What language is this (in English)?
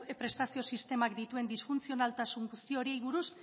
Basque